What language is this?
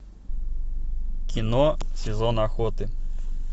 Russian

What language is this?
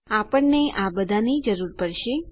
Gujarati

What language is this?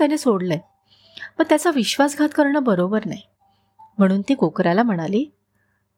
Marathi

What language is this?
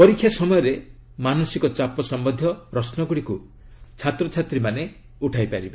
Odia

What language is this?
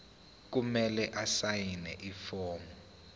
Zulu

